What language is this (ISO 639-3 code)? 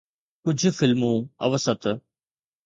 snd